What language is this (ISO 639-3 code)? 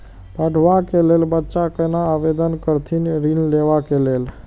mai